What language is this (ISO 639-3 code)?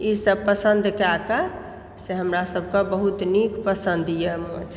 mai